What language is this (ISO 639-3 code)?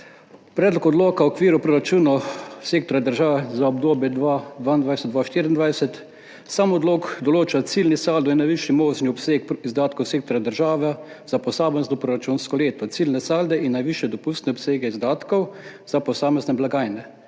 slv